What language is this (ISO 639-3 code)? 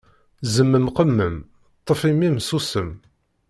kab